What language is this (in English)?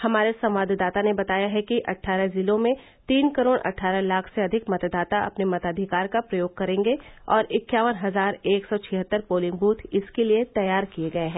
Hindi